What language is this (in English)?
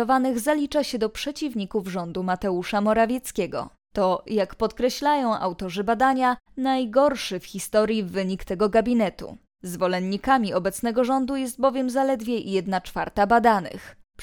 Polish